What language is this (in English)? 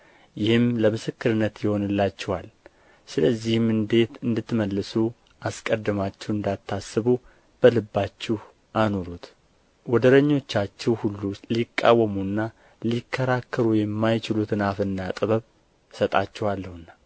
Amharic